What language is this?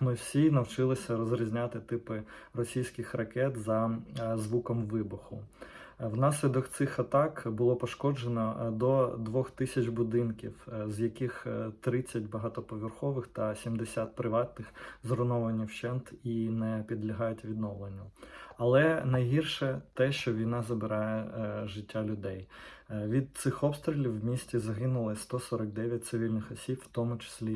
Ukrainian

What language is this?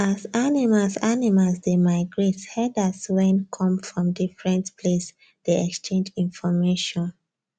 Nigerian Pidgin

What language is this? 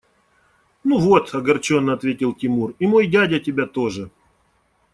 Russian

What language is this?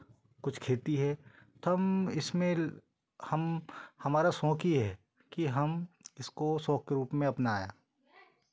Hindi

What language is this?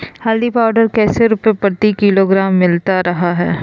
Magahi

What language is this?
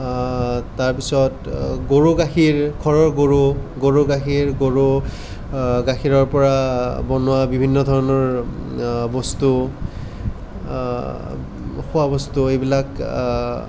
Assamese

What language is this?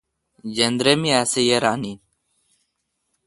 Kalkoti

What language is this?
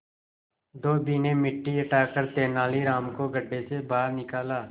Hindi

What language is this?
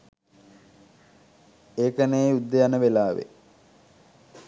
Sinhala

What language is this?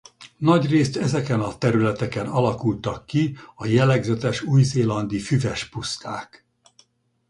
Hungarian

